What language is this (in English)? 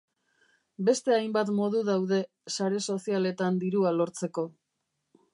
Basque